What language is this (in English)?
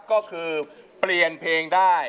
Thai